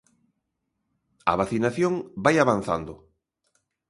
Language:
Galician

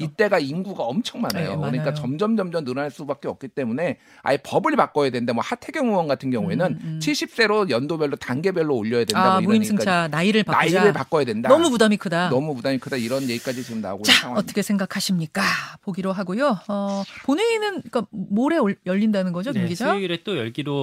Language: Korean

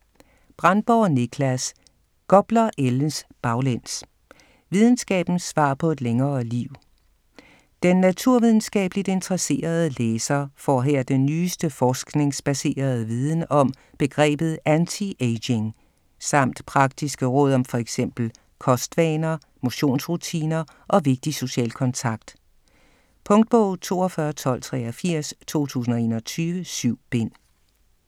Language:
Danish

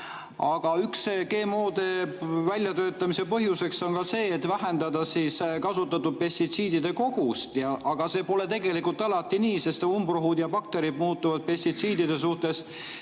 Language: Estonian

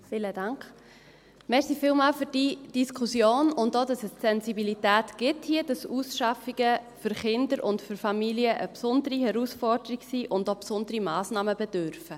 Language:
Swiss German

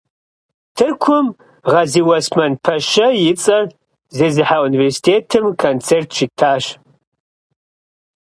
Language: Kabardian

